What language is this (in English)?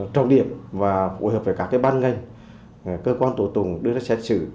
Vietnamese